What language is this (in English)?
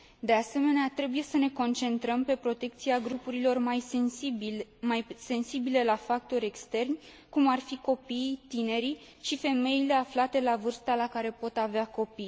Romanian